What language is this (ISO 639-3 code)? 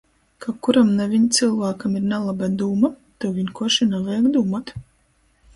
ltg